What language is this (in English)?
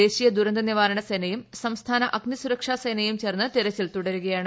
Malayalam